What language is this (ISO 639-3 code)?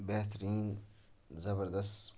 kas